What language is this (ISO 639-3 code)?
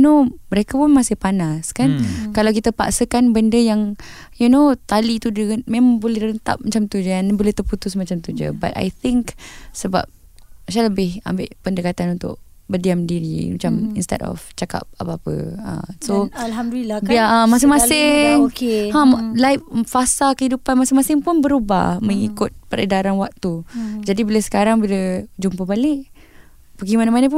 msa